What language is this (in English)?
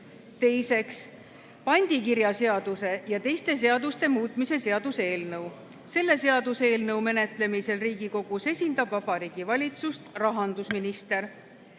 Estonian